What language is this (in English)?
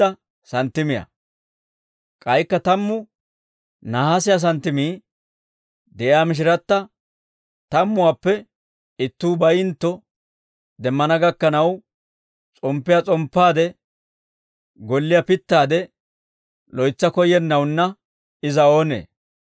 Dawro